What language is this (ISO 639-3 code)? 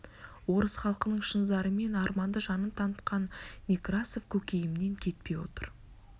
kaz